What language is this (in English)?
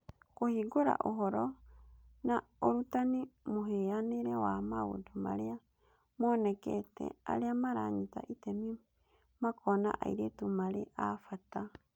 Kikuyu